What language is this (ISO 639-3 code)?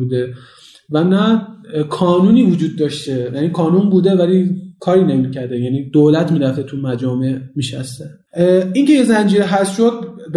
fas